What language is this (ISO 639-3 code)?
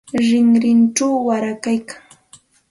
qxt